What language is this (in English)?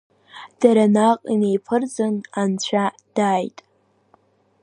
Abkhazian